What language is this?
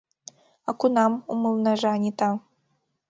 Mari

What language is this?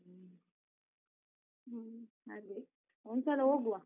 Kannada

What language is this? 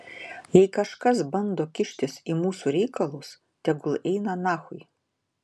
Lithuanian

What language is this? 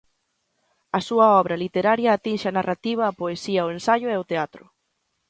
Galician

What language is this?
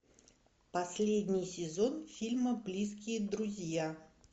Russian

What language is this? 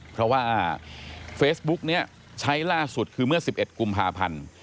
Thai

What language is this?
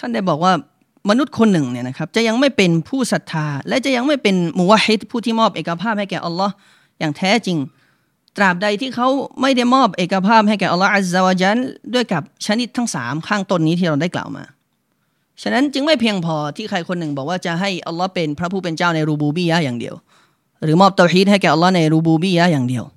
Thai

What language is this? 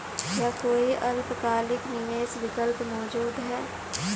Hindi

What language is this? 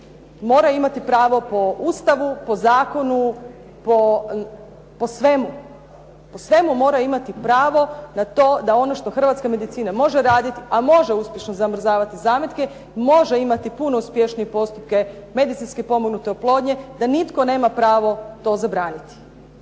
Croatian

